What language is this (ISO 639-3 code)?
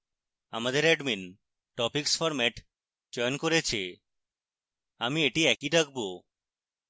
ben